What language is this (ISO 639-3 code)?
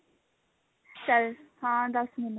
pan